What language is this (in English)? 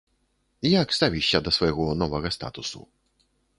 Belarusian